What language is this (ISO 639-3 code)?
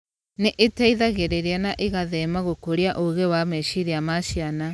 kik